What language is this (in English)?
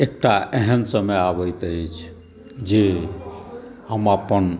Maithili